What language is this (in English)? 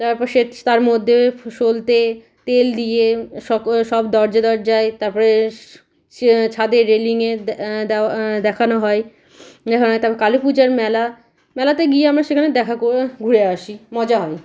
Bangla